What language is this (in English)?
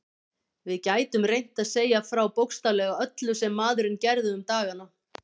Icelandic